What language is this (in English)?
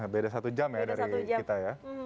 Indonesian